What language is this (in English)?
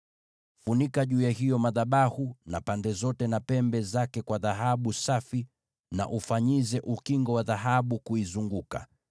Swahili